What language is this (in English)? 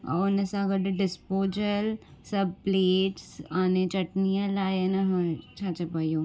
Sindhi